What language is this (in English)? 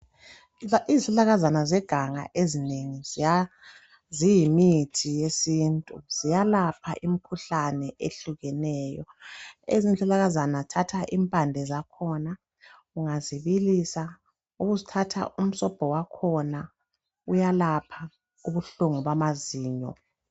North Ndebele